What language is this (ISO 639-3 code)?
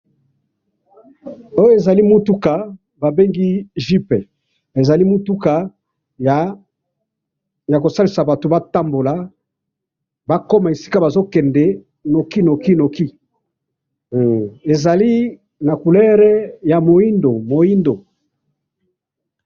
lin